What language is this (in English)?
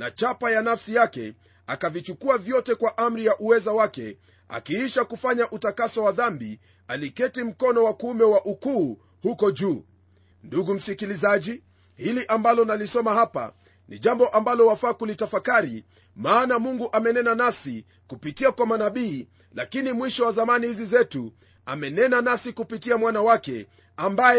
Swahili